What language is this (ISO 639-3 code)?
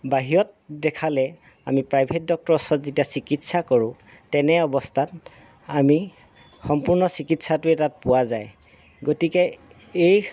asm